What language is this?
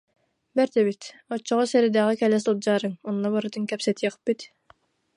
Yakut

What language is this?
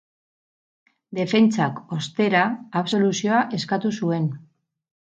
Basque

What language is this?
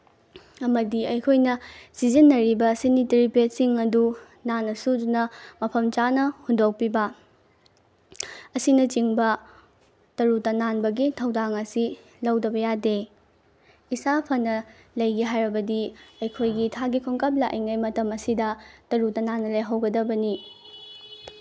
Manipuri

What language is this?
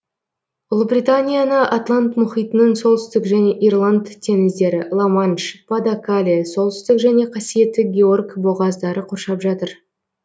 Kazakh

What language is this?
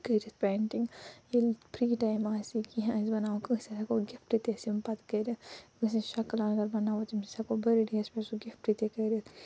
Kashmiri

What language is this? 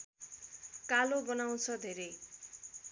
Nepali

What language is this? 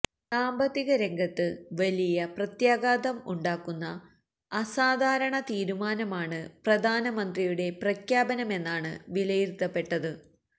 Malayalam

